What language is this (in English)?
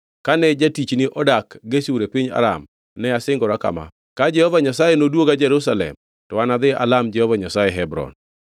Luo (Kenya and Tanzania)